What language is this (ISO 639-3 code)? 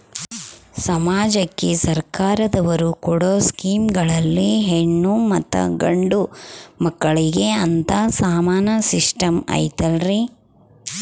kan